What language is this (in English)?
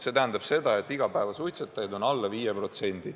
Estonian